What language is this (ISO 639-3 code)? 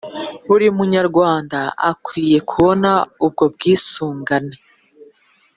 kin